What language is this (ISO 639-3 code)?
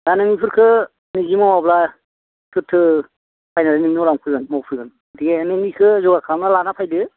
brx